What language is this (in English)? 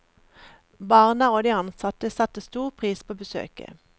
Norwegian